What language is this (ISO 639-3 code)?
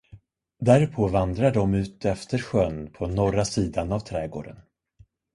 swe